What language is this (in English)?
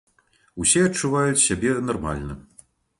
Belarusian